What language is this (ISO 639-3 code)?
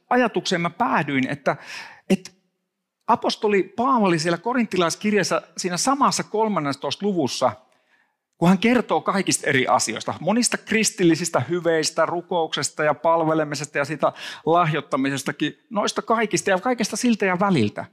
fin